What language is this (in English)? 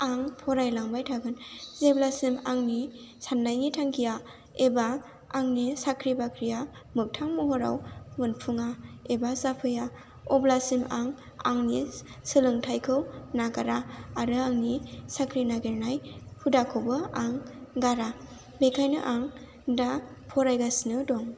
Bodo